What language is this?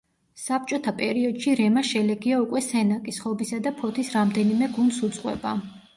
Georgian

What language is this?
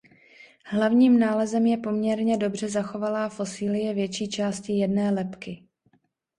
Czech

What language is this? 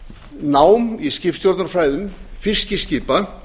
Icelandic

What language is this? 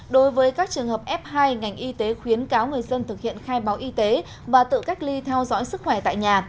Vietnamese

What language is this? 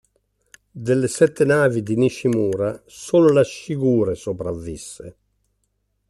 Italian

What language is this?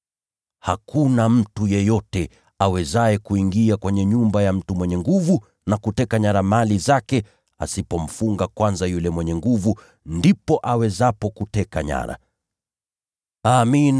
Swahili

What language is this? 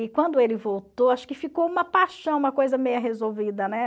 Portuguese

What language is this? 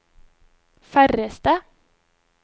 Norwegian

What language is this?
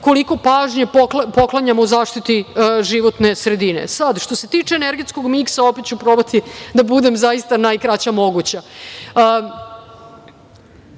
Serbian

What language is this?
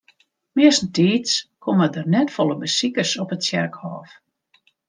Western Frisian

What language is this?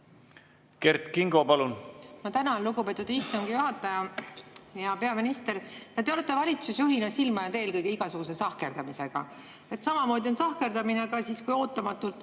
Estonian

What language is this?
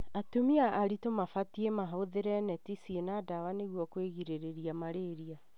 Kikuyu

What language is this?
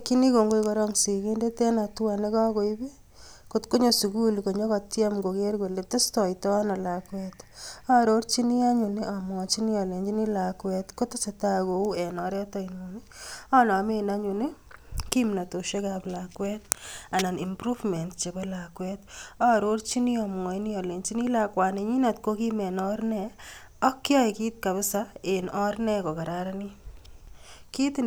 Kalenjin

